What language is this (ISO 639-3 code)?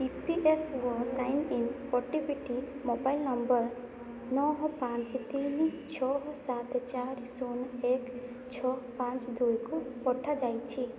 ori